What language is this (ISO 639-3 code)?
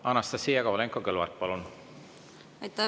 est